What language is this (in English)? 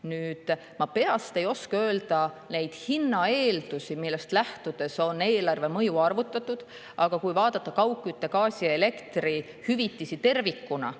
Estonian